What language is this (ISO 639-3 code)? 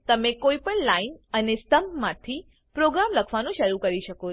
guj